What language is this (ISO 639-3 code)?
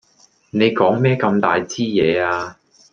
yue